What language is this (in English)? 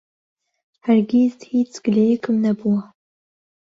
Central Kurdish